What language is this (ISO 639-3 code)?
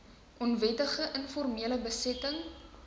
afr